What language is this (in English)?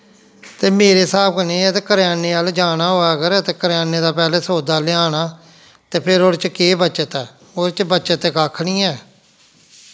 Dogri